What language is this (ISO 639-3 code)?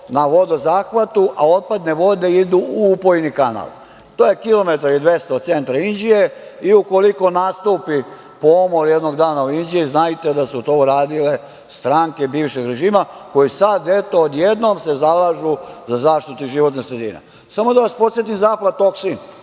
srp